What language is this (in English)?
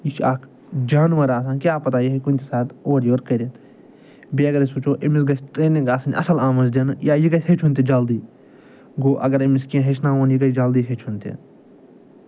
Kashmiri